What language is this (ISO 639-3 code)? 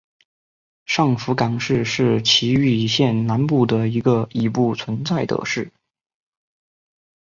zho